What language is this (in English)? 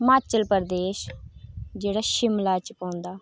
Dogri